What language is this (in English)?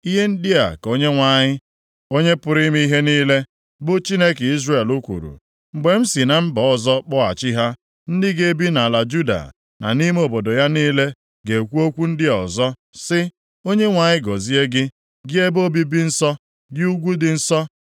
Igbo